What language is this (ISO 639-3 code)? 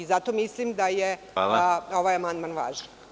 srp